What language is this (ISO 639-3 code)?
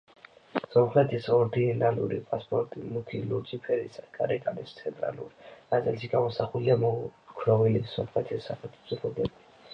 kat